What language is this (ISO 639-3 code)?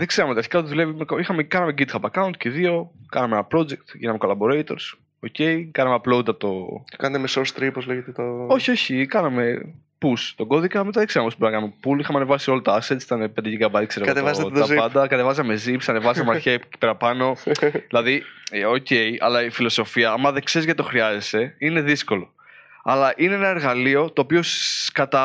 ell